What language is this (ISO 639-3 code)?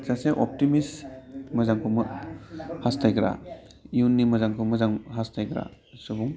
brx